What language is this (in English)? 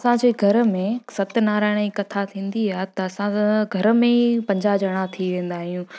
Sindhi